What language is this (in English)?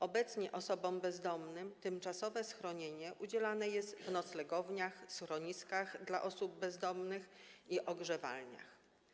Polish